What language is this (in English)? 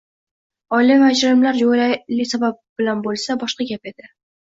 Uzbek